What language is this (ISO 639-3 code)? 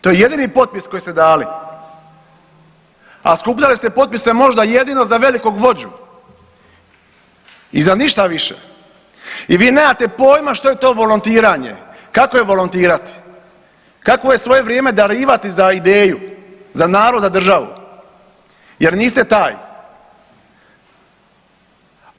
hrv